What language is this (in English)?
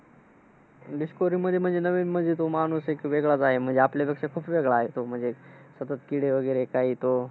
Marathi